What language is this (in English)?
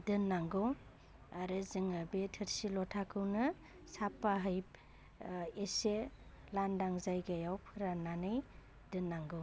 Bodo